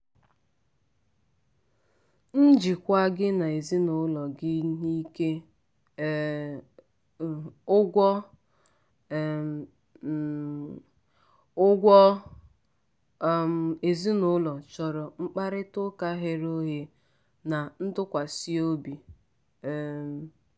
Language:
Igbo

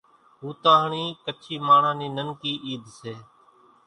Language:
Kachi Koli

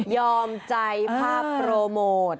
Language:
Thai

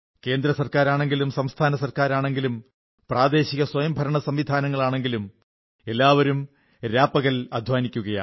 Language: Malayalam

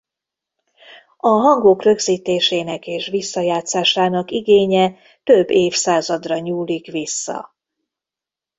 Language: Hungarian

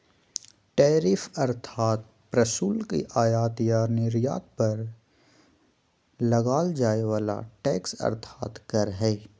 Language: Magahi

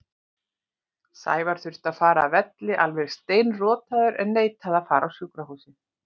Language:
Icelandic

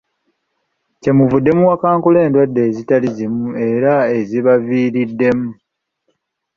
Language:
Ganda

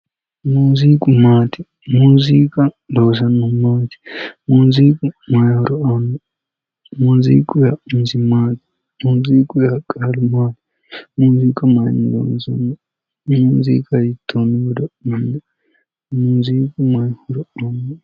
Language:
Sidamo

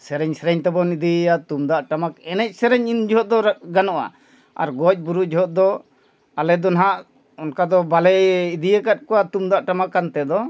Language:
Santali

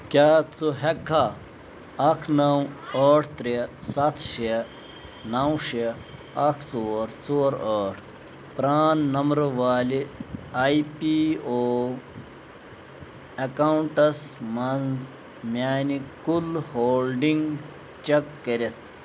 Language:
Kashmiri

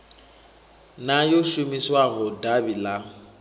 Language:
Venda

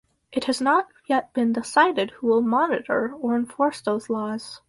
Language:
English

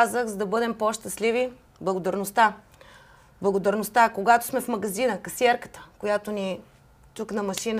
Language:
Bulgarian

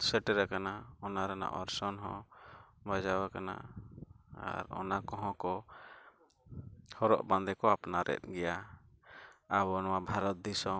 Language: Santali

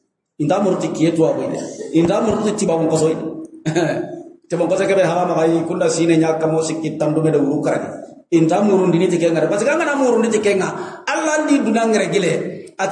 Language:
Indonesian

